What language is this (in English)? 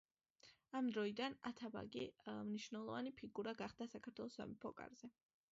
Georgian